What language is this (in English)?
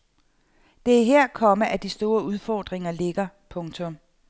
Danish